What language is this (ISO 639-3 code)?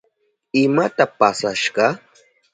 qup